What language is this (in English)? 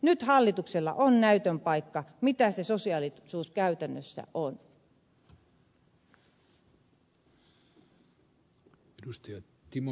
Finnish